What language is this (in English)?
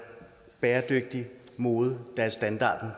Danish